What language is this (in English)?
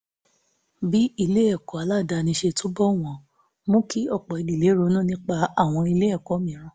Yoruba